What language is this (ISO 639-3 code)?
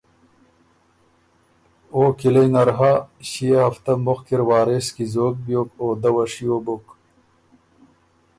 oru